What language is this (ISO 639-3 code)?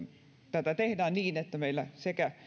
fin